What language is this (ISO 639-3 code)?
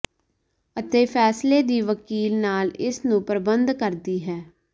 pan